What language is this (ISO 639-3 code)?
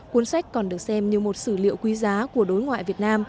vie